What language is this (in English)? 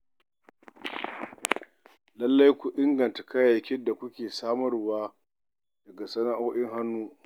Hausa